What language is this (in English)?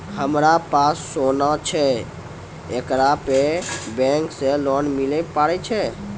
Maithili